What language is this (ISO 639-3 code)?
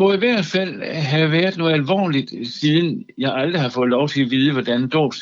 dan